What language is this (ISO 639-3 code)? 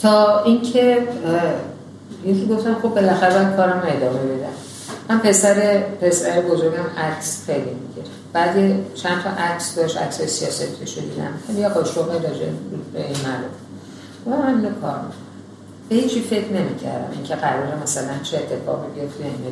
fas